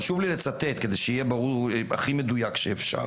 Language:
Hebrew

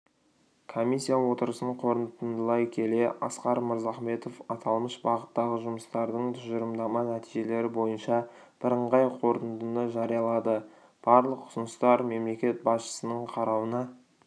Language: Kazakh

